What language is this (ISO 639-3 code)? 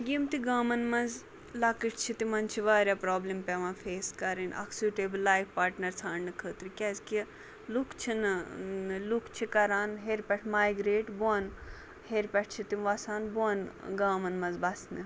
kas